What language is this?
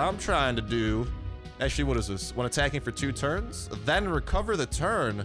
English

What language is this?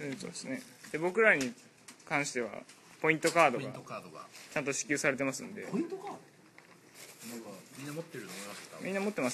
Japanese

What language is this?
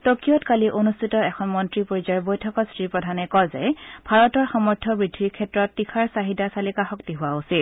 Assamese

